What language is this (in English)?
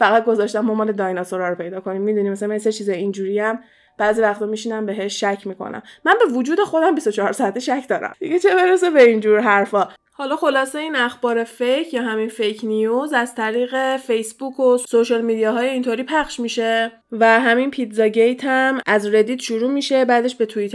Persian